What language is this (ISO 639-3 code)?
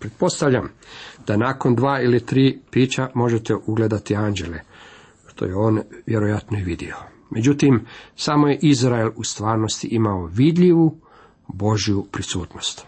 hrv